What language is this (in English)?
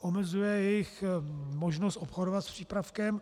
Czech